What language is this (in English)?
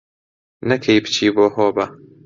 Central Kurdish